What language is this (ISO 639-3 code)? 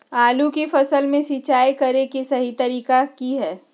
mag